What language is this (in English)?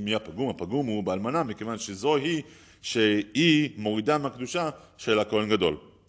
Hebrew